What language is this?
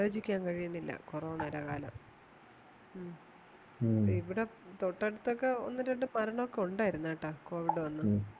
Malayalam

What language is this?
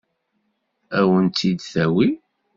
Kabyle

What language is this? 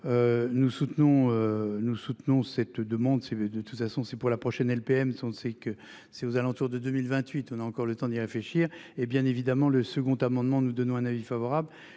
French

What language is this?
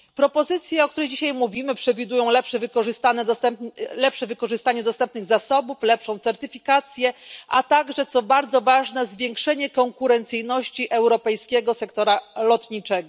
Polish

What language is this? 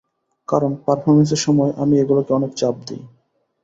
Bangla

